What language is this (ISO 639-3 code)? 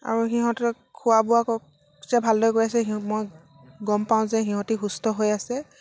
asm